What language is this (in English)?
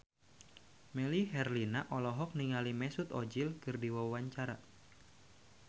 Sundanese